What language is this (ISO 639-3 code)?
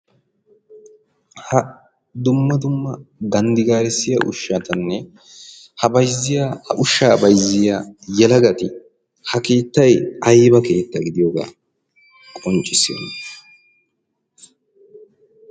wal